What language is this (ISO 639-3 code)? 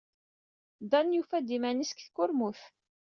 kab